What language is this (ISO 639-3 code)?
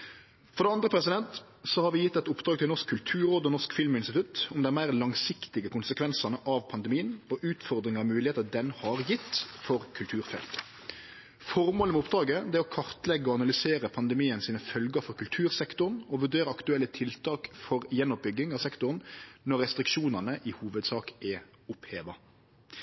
nno